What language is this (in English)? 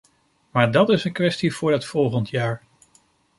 Dutch